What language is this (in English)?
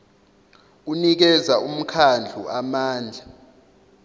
Zulu